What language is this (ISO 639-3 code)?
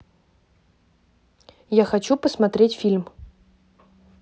rus